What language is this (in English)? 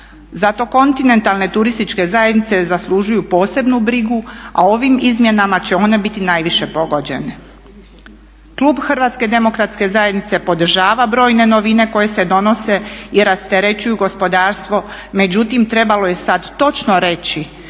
Croatian